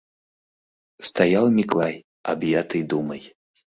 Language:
Mari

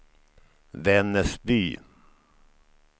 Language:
Swedish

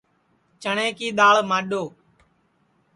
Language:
Sansi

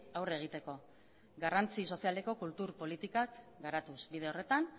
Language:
Basque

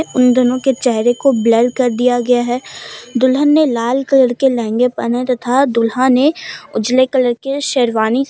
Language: Hindi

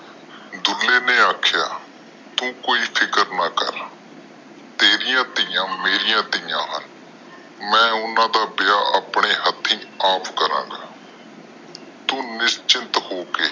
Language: Punjabi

